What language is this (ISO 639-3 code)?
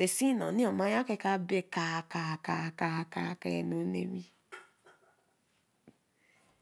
elm